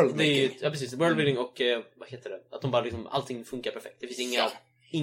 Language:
Swedish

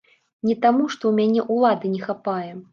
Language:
Belarusian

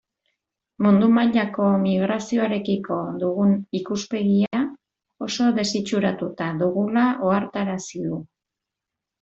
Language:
Basque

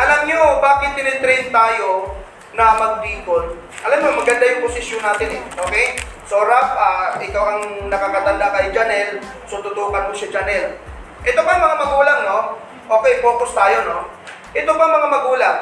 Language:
Filipino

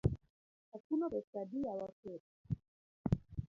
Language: Luo (Kenya and Tanzania)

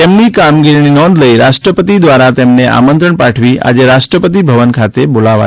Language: Gujarati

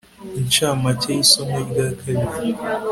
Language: Kinyarwanda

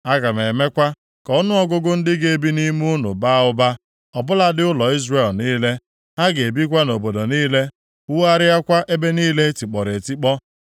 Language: Igbo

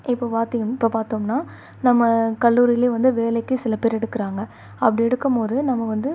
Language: Tamil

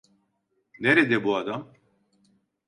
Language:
Turkish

